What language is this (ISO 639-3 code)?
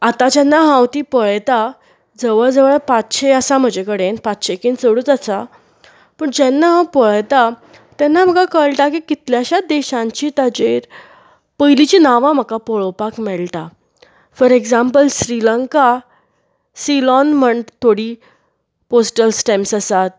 kok